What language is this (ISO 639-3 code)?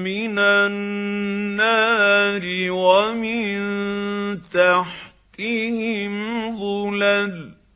ara